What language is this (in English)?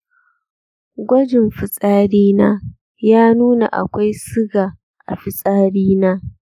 Hausa